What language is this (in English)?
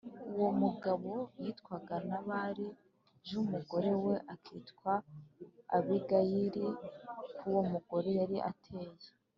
Kinyarwanda